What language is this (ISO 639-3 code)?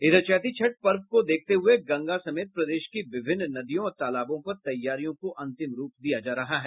hin